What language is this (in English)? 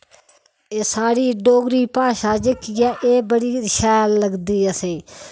Dogri